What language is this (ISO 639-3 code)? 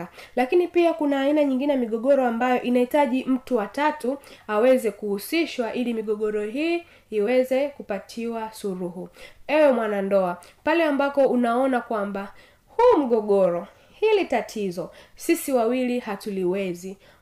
swa